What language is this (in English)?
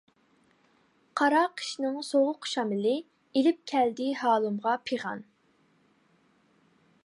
Uyghur